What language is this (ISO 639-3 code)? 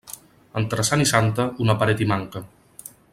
cat